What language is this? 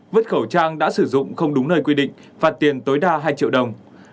Vietnamese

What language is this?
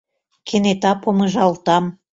Mari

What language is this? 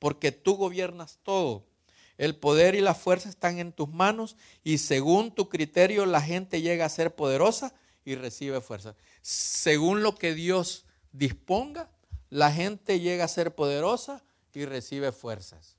Spanish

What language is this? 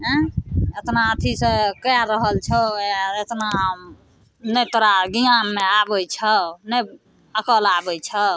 Maithili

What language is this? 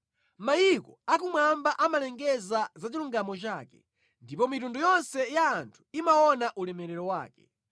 Nyanja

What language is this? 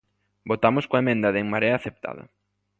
Galician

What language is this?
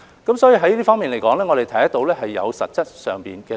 Cantonese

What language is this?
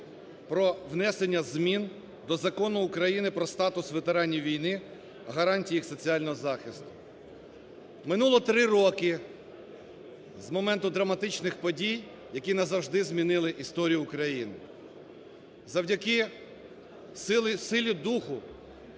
Ukrainian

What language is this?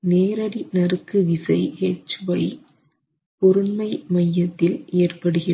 Tamil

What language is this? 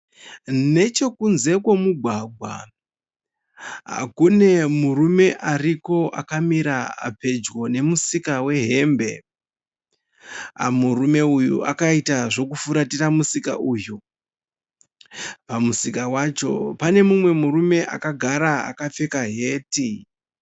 Shona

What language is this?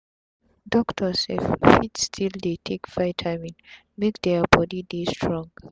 Nigerian Pidgin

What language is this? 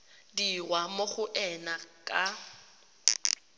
Tswana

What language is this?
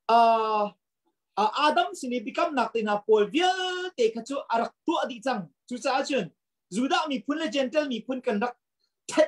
Thai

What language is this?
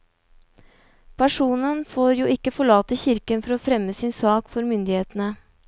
Norwegian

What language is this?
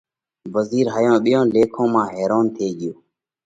Parkari Koli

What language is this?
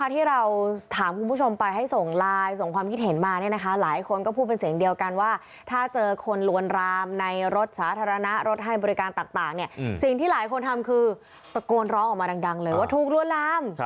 Thai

